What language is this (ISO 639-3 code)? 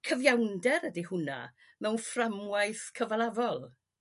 cym